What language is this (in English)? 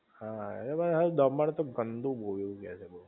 Gujarati